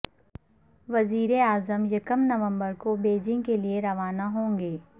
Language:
Urdu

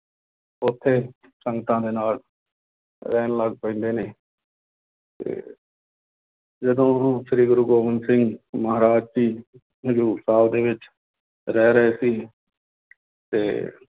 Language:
Punjabi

